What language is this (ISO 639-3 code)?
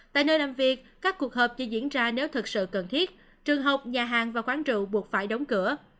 vie